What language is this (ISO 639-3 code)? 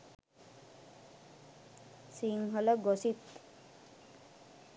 sin